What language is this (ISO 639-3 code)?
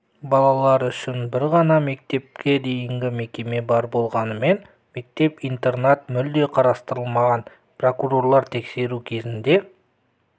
kaz